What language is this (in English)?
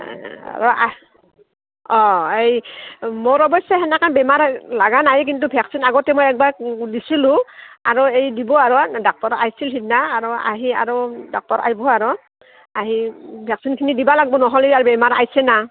Assamese